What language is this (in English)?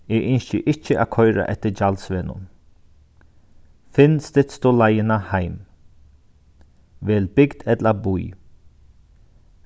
Faroese